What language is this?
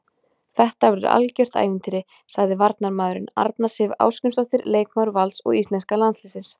Icelandic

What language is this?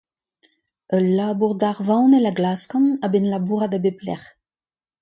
Breton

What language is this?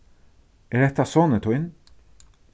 Faroese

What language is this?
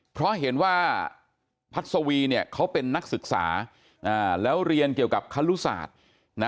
Thai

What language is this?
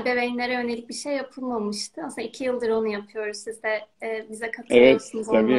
Turkish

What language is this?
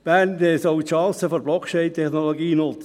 Swiss German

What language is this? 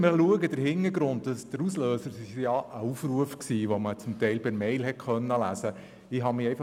Swiss German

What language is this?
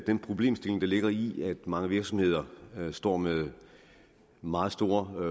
Danish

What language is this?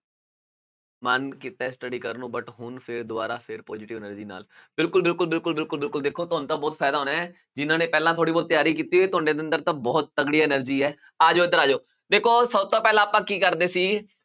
Punjabi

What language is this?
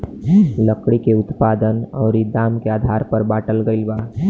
Bhojpuri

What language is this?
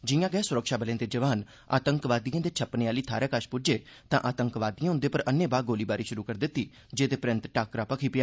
Dogri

